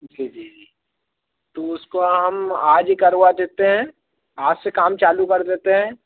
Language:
Hindi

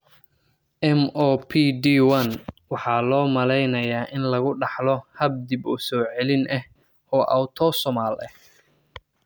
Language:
Somali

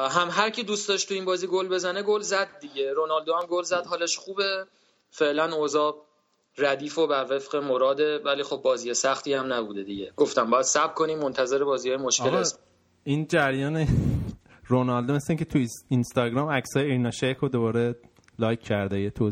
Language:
Persian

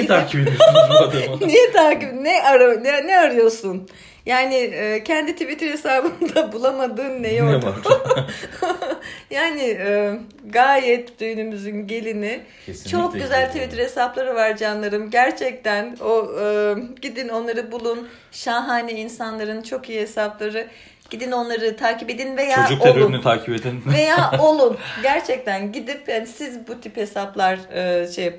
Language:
Turkish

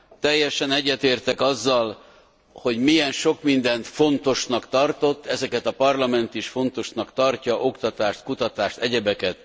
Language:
Hungarian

